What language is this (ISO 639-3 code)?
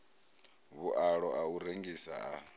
ven